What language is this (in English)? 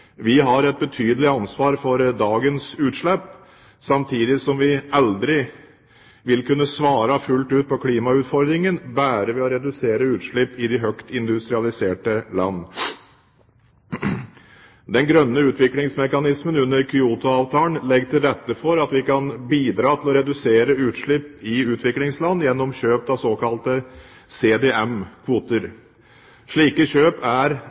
Norwegian Bokmål